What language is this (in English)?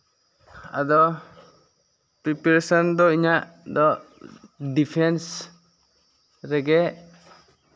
Santali